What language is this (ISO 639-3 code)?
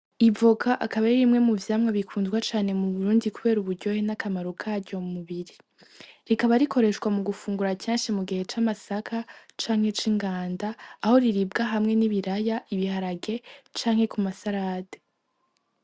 run